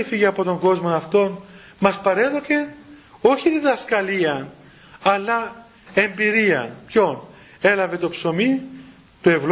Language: Greek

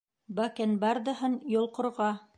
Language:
Bashkir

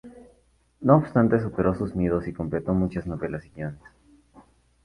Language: Spanish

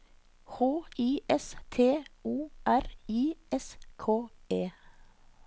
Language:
Norwegian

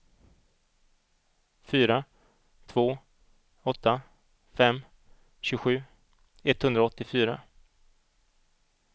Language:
Swedish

